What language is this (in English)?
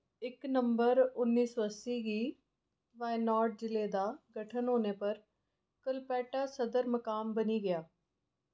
Dogri